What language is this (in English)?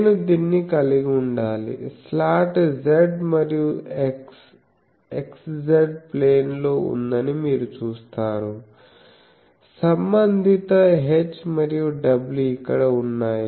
Telugu